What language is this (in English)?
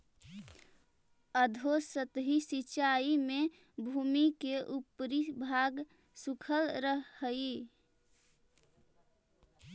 Magahi